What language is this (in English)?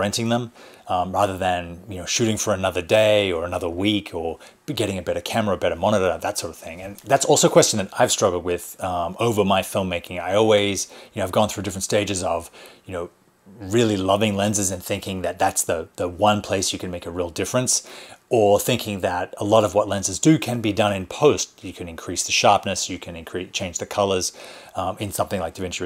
English